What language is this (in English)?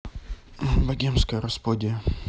Russian